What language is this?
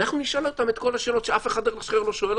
Hebrew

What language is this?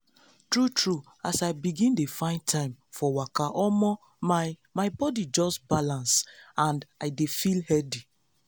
Nigerian Pidgin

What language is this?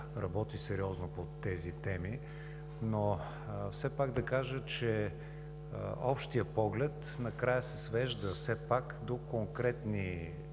Bulgarian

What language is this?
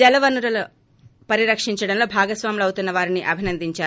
Telugu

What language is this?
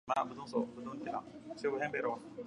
Arabic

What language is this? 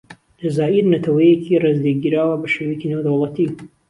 Central Kurdish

